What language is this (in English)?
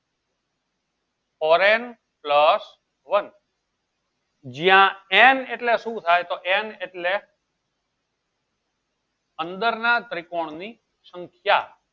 Gujarati